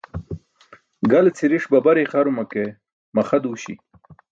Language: Burushaski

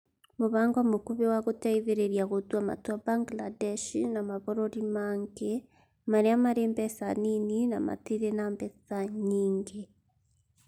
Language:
Kikuyu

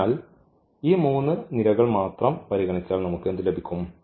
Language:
Malayalam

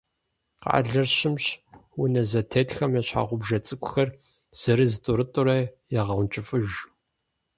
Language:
Kabardian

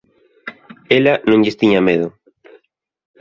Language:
Galician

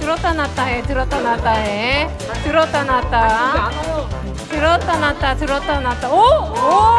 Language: Korean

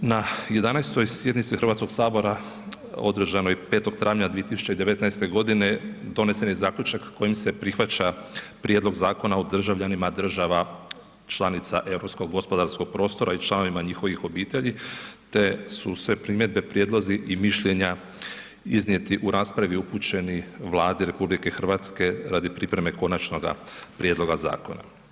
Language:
Croatian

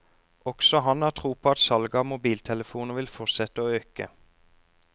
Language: Norwegian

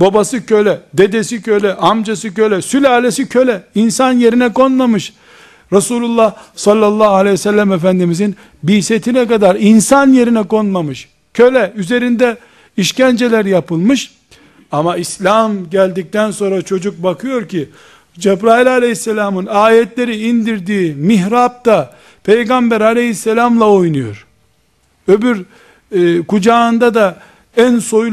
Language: Turkish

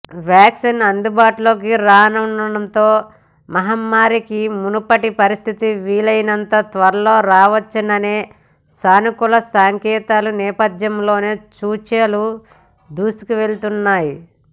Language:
Telugu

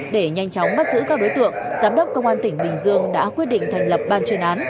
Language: Vietnamese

